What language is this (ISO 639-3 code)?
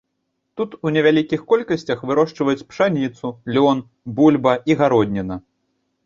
bel